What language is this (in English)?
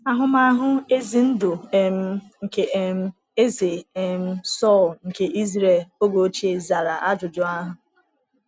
Igbo